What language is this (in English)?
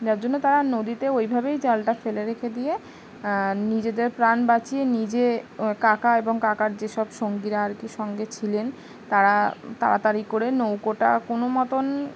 Bangla